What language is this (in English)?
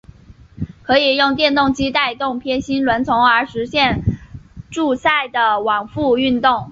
Chinese